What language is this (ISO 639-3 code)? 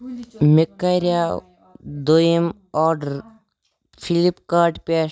kas